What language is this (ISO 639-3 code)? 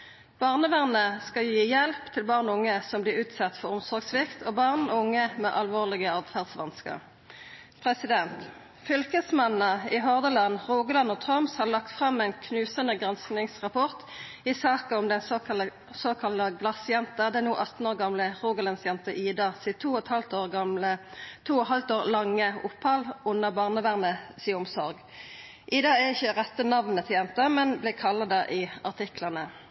nno